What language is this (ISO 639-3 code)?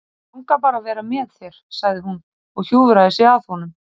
isl